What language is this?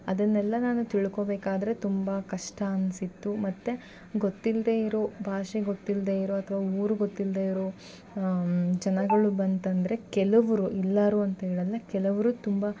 Kannada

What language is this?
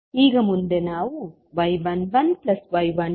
Kannada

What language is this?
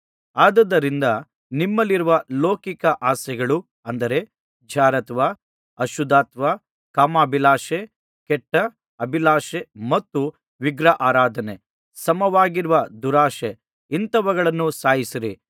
Kannada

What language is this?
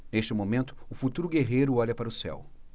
Portuguese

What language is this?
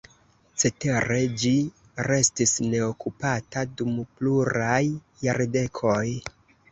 Esperanto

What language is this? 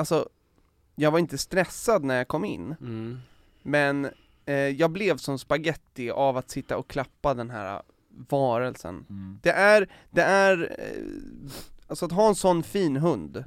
Swedish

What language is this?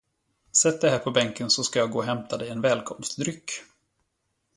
Swedish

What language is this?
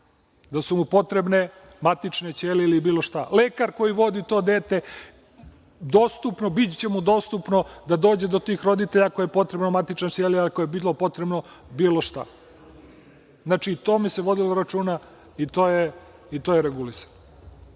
Serbian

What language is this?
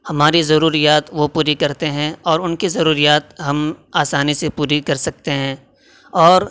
Urdu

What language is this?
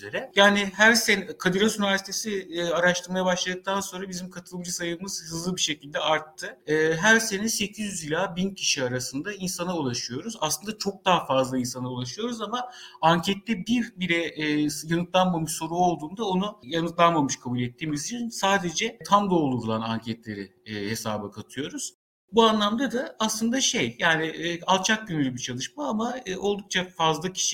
Turkish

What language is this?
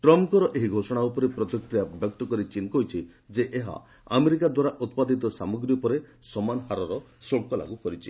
Odia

